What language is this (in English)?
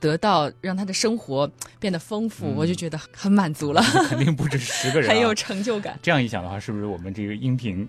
Chinese